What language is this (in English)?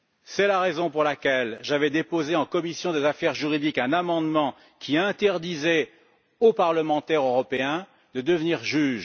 French